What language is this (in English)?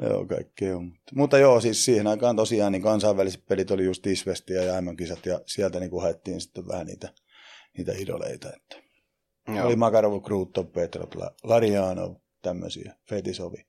Finnish